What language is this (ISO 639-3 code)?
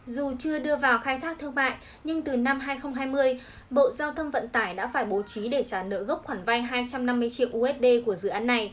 vie